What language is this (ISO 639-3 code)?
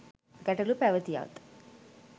sin